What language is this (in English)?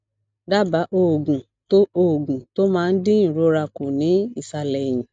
Yoruba